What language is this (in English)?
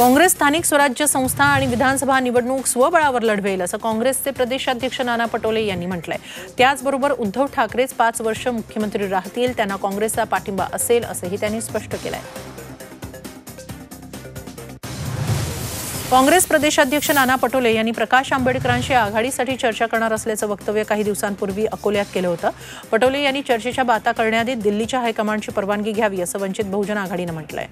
Hindi